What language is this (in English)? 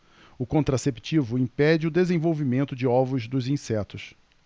Portuguese